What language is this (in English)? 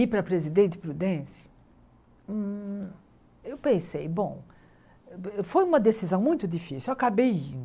Portuguese